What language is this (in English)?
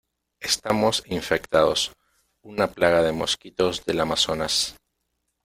Spanish